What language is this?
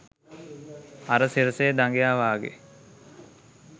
Sinhala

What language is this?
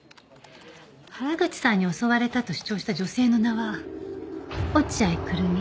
Japanese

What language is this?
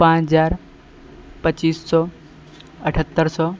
Maithili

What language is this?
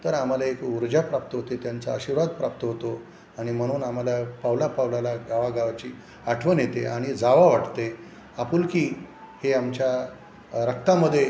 Marathi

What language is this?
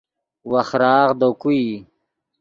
Yidgha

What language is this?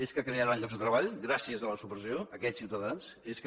Catalan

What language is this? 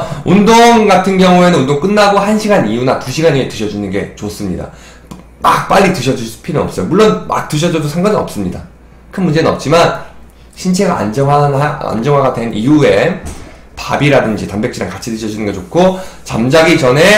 Korean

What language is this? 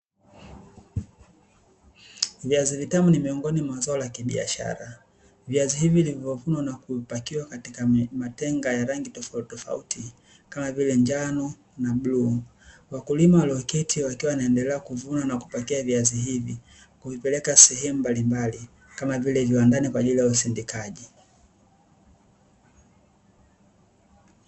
Swahili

